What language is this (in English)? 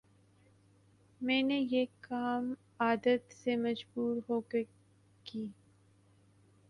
Urdu